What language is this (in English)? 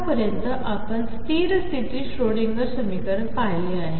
Marathi